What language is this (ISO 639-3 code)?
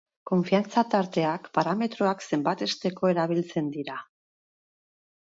eus